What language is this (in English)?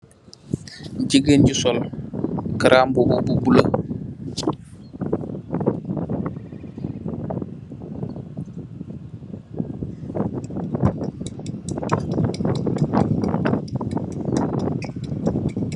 Wolof